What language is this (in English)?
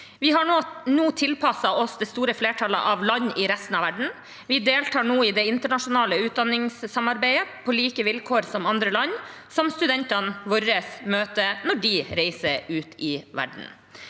Norwegian